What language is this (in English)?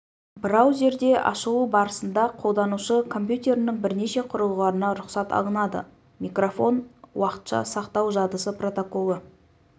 Kazakh